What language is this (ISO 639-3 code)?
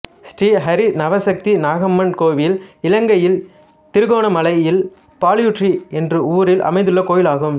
tam